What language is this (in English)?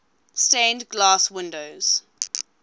English